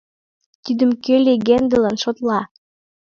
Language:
Mari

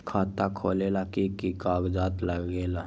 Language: Magahi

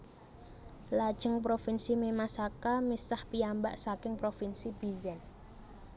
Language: Javanese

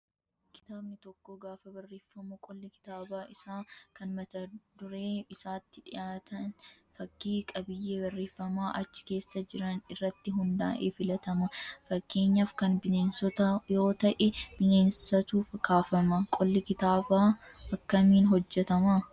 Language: Oromo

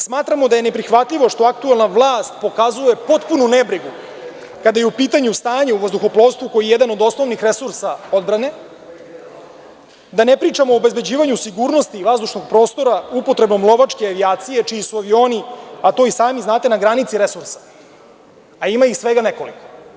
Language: Serbian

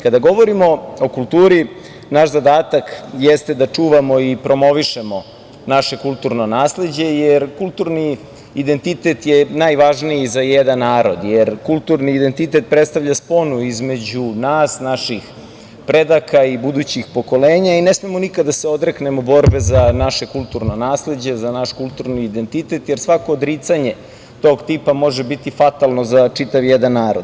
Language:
Serbian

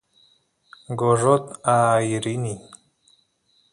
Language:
Santiago del Estero Quichua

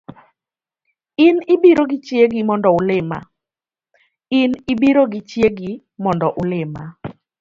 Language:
Luo (Kenya and Tanzania)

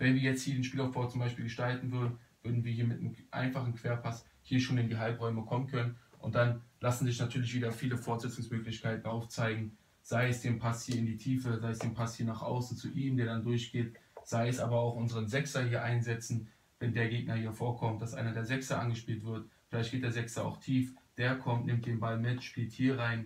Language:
German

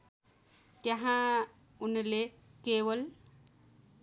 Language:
Nepali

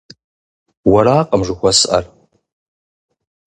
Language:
Kabardian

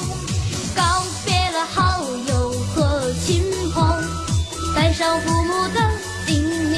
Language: Chinese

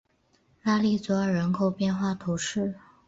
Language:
Chinese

